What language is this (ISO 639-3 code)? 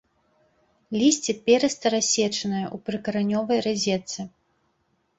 bel